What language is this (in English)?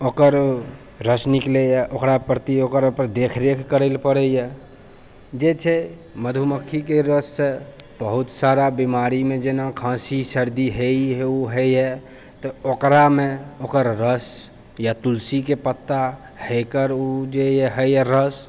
Maithili